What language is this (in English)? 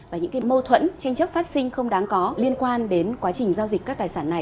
Vietnamese